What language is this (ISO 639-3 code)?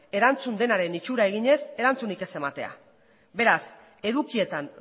eus